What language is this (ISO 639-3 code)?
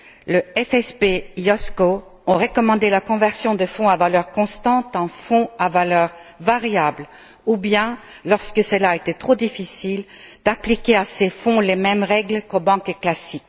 fra